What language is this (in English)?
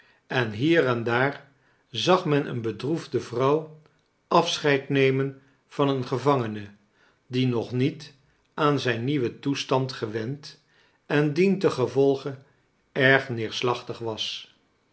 Dutch